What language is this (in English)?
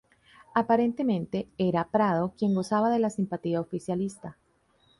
Spanish